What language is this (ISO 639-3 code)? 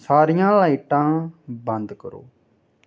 doi